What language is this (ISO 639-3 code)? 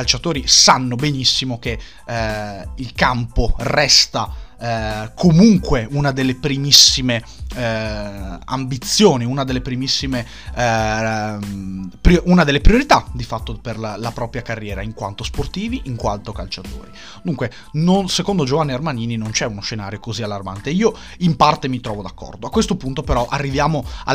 ita